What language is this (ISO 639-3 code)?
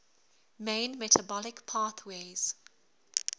eng